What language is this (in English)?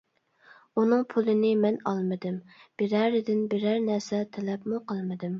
Uyghur